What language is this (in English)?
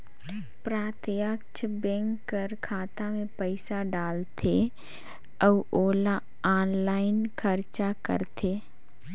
Chhattisgarhi